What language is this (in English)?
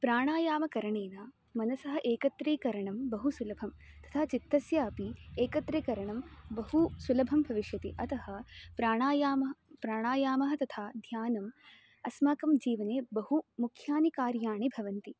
Sanskrit